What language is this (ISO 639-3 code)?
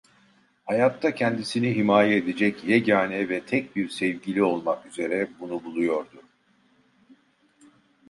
tur